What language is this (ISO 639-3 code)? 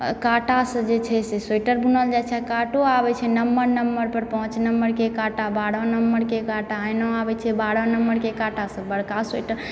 mai